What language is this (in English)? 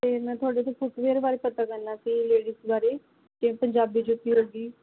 Punjabi